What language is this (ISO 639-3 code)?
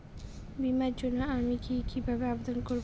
ben